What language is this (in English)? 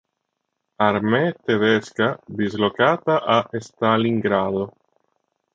Italian